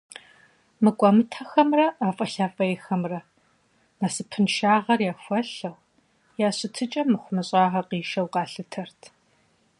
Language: Kabardian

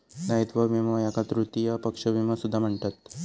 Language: Marathi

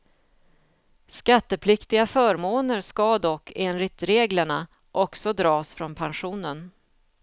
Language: Swedish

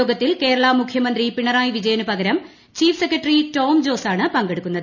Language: Malayalam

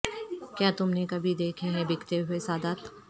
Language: Urdu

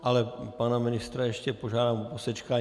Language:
Czech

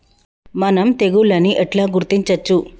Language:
Telugu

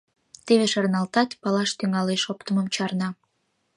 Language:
Mari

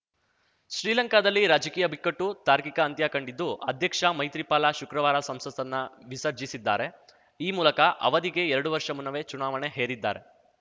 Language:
Kannada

